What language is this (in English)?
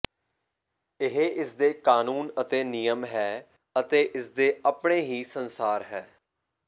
Punjabi